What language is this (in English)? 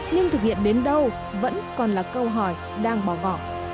Vietnamese